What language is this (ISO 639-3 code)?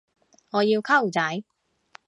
yue